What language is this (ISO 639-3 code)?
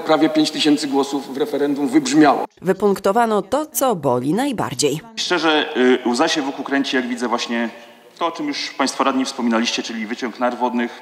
pol